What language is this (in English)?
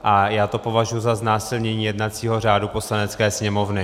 Czech